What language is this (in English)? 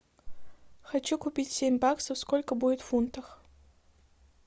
Russian